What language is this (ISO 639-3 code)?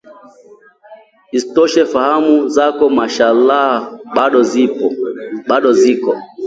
swa